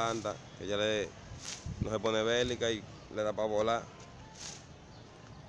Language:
Spanish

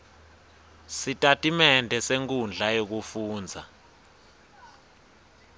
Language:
Swati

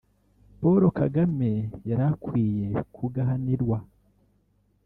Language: Kinyarwanda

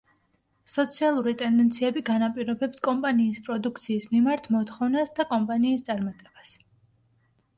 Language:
Georgian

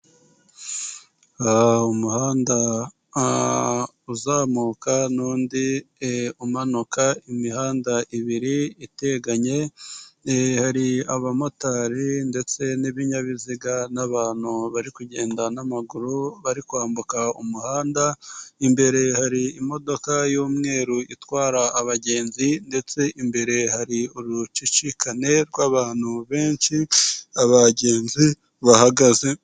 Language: Kinyarwanda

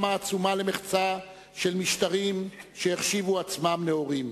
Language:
Hebrew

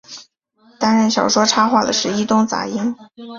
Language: Chinese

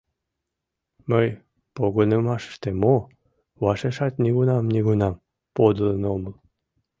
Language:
Mari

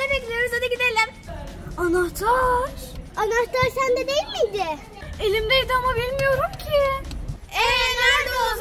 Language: Turkish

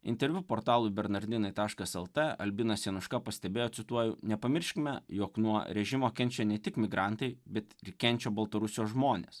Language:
Lithuanian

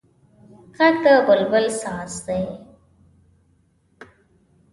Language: Pashto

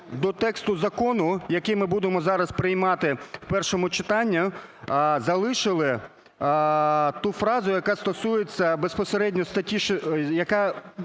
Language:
Ukrainian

